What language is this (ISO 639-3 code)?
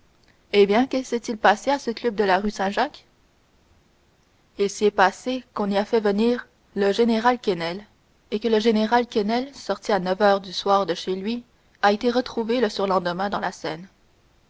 fra